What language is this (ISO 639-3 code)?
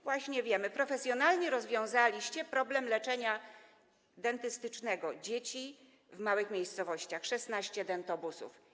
pol